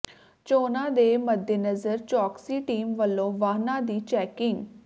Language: Punjabi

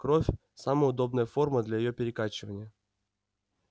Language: Russian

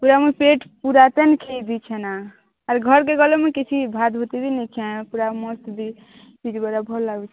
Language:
Odia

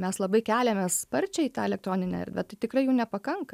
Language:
Lithuanian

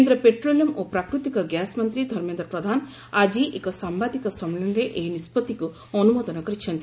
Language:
Odia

